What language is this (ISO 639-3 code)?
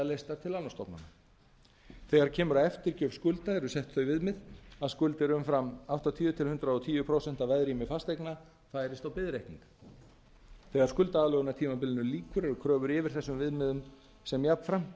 isl